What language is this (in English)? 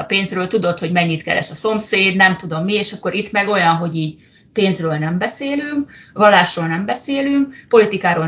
Hungarian